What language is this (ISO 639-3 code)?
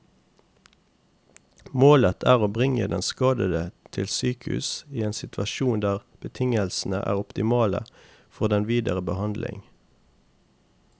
nor